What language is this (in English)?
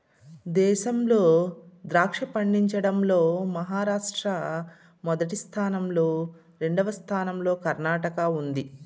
Telugu